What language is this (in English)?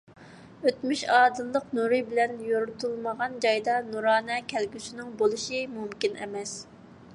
Uyghur